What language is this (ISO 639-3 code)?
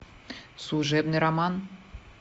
rus